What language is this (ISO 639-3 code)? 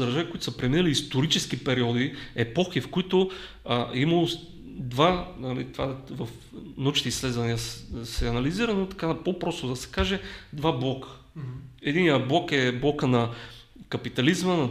bul